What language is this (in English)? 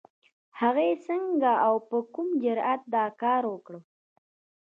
Pashto